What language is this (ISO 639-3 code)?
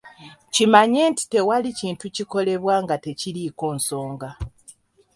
lug